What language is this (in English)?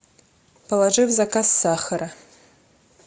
Russian